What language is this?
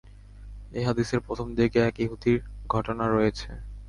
Bangla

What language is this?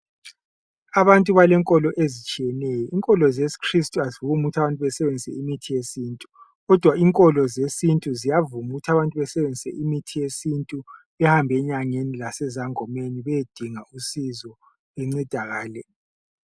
North Ndebele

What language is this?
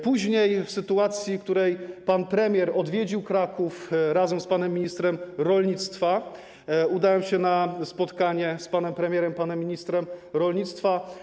Polish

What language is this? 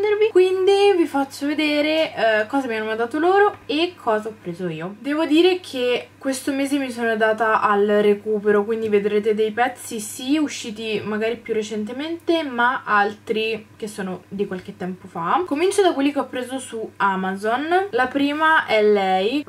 Italian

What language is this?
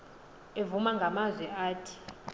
Xhosa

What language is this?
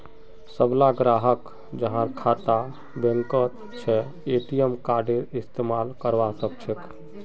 Magahi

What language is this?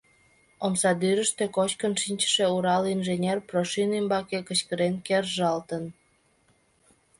Mari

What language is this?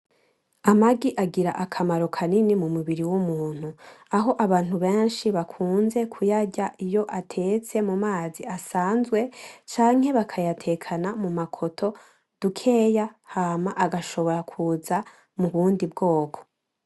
Rundi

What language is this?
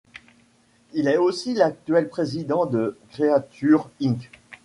French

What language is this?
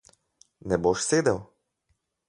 Slovenian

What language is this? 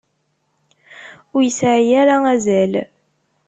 Kabyle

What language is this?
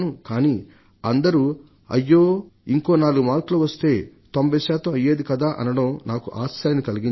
Telugu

